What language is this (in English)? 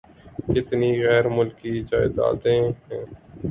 Urdu